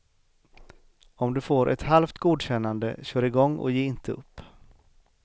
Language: Swedish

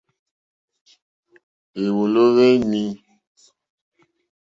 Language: Mokpwe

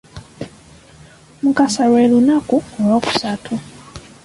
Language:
Ganda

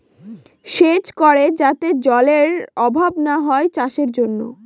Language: Bangla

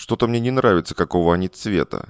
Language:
Russian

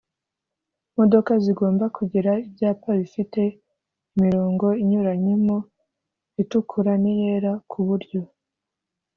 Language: Kinyarwanda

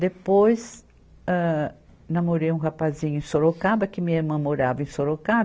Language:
Portuguese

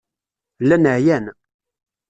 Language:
Kabyle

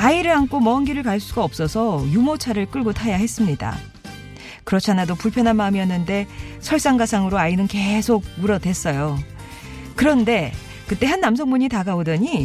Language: Korean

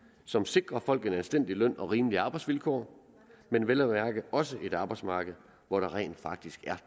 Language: Danish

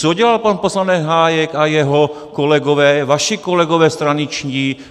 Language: Czech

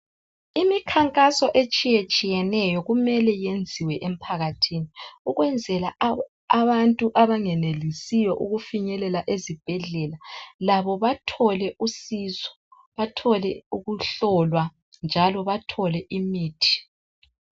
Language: North Ndebele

